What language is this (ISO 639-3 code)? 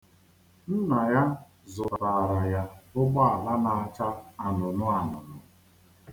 ibo